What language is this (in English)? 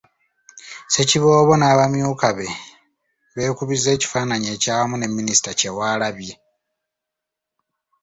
Ganda